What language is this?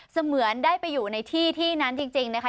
Thai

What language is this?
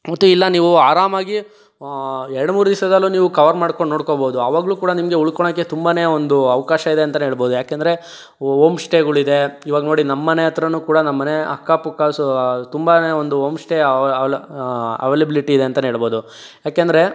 Kannada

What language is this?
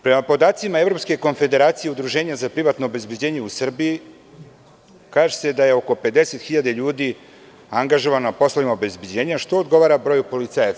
Serbian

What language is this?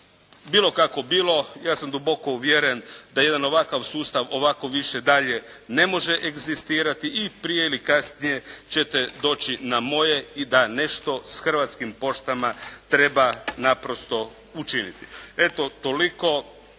Croatian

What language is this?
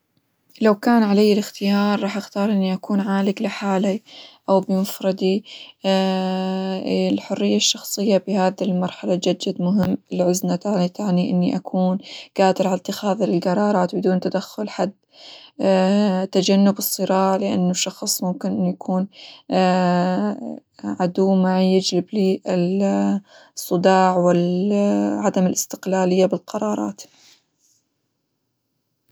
Hijazi Arabic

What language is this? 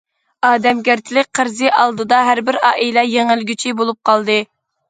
Uyghur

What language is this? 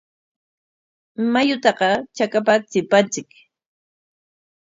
Corongo Ancash Quechua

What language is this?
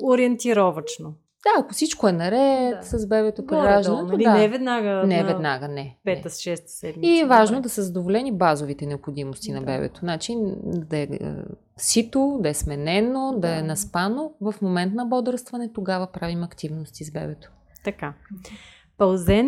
Bulgarian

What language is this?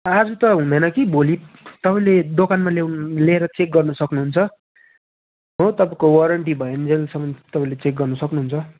Nepali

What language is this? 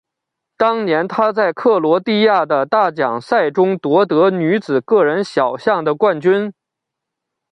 Chinese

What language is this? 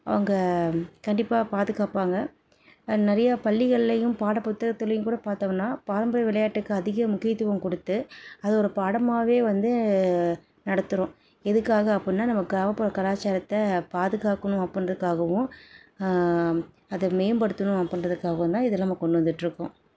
Tamil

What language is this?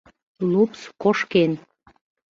Mari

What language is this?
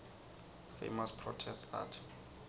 Swati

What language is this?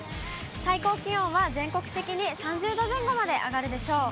Japanese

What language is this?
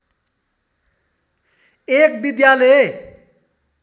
Nepali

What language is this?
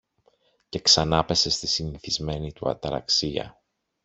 Greek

